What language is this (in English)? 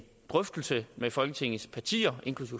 Danish